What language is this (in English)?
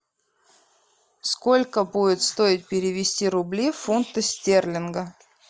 Russian